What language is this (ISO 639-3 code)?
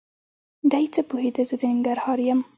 pus